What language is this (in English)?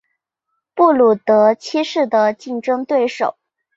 Chinese